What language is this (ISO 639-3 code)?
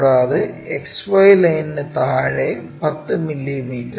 mal